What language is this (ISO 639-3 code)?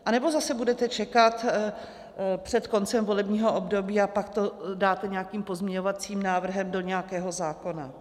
ces